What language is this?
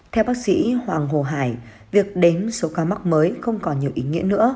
Vietnamese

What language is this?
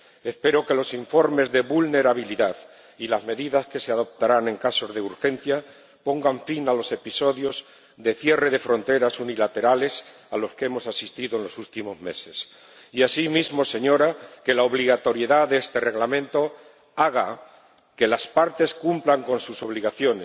Spanish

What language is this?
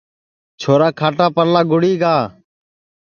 Sansi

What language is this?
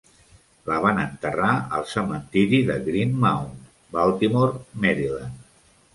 Catalan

